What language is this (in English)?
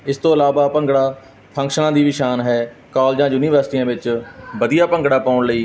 Punjabi